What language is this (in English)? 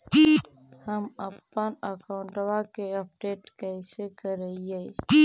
Magahi